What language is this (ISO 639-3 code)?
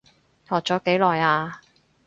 yue